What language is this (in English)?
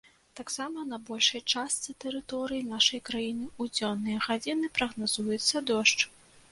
Belarusian